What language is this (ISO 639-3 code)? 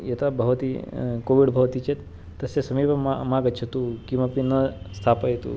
san